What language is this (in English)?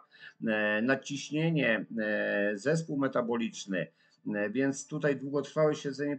Polish